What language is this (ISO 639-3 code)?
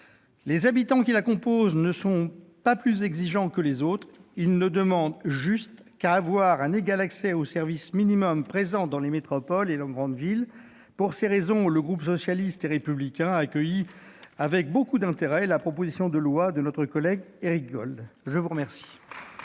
fra